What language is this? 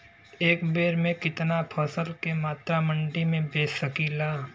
Bhojpuri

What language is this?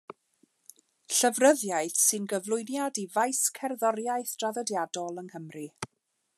Welsh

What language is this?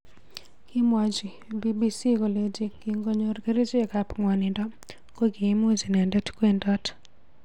Kalenjin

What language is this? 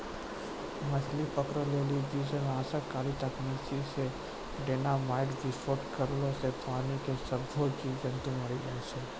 Maithili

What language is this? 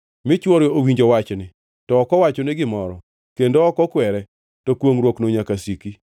Luo (Kenya and Tanzania)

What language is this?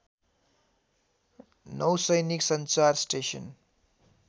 Nepali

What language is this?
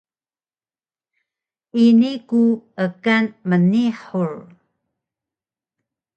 Taroko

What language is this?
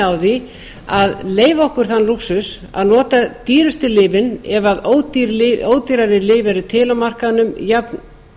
Icelandic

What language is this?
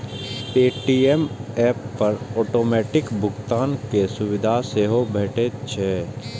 Maithili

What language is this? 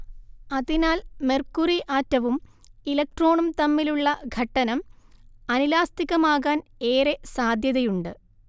Malayalam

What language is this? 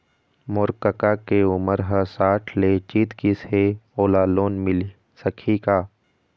Chhattisgarhi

